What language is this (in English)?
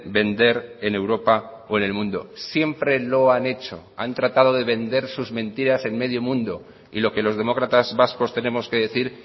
Spanish